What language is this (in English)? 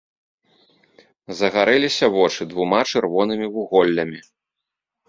Belarusian